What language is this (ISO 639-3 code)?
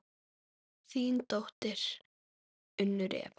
isl